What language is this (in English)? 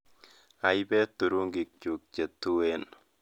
Kalenjin